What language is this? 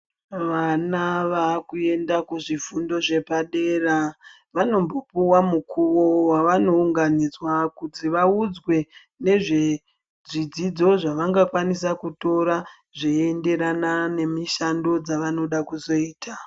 Ndau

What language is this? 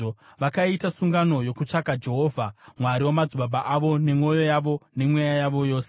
Shona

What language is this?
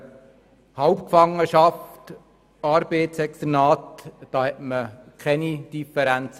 Swiss German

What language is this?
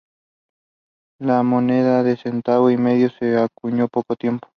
Spanish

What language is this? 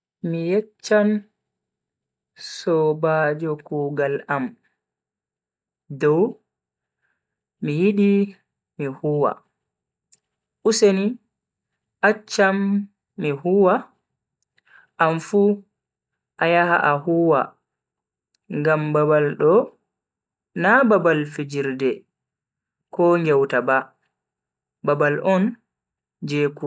Bagirmi Fulfulde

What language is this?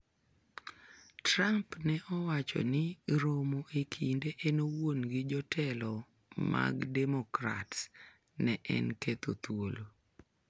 Luo (Kenya and Tanzania)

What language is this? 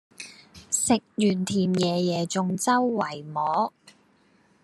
Cantonese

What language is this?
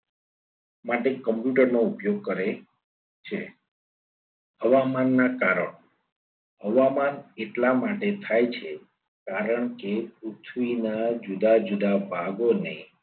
Gujarati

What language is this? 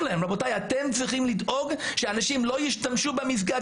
Hebrew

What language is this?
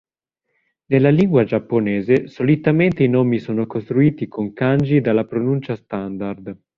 Italian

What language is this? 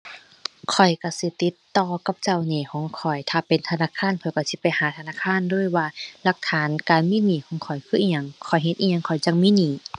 Thai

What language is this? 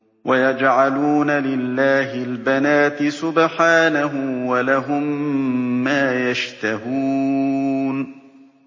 Arabic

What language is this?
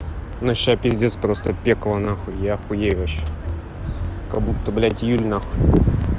Russian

